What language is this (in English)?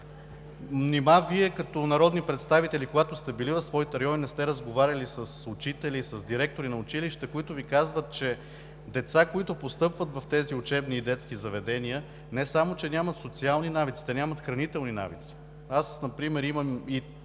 Bulgarian